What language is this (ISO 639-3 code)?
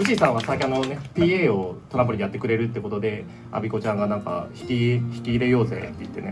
jpn